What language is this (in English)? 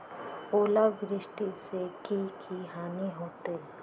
Magahi